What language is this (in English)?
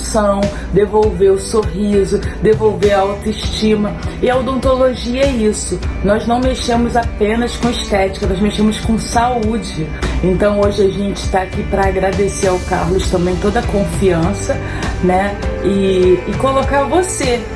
Portuguese